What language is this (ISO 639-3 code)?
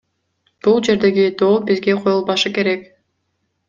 kir